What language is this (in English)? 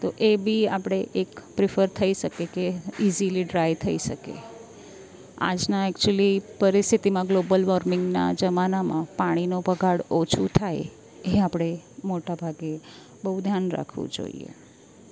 Gujarati